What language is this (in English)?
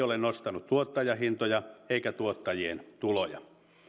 Finnish